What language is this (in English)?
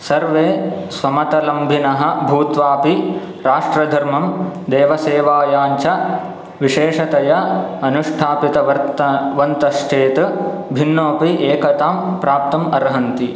Sanskrit